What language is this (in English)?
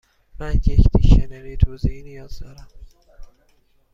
Persian